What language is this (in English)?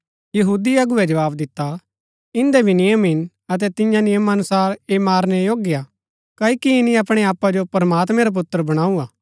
Gaddi